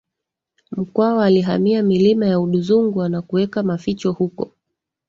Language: Swahili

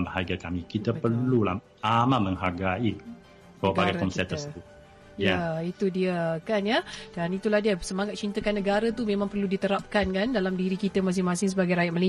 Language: Malay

